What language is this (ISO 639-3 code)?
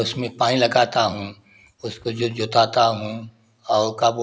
hin